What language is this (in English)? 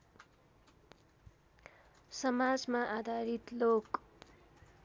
Nepali